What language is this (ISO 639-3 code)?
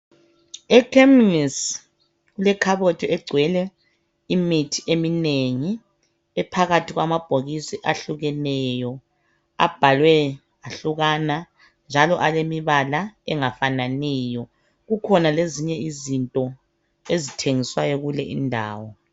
nde